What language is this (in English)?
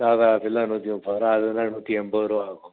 Tamil